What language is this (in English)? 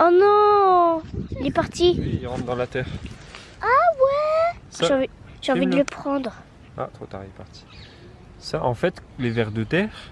French